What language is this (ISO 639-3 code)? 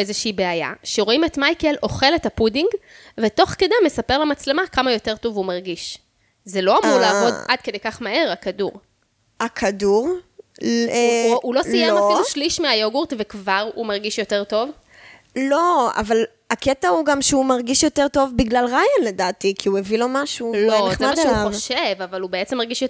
heb